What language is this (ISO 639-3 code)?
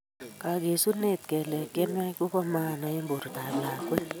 kln